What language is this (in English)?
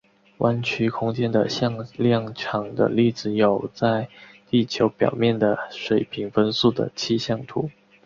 Chinese